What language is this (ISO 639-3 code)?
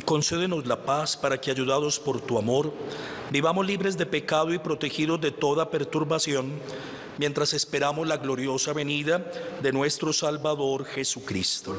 spa